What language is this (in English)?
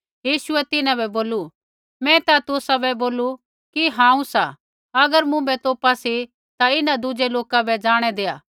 Kullu Pahari